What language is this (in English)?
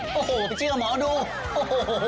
Thai